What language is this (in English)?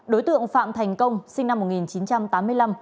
Vietnamese